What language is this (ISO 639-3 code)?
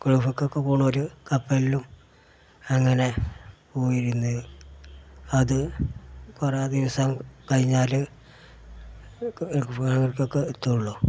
mal